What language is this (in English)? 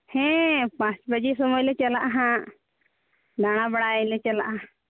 Santali